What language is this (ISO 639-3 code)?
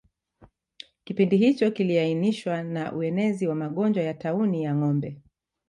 swa